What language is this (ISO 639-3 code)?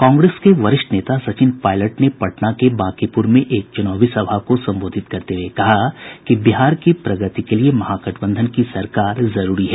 hin